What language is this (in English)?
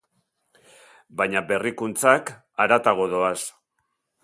Basque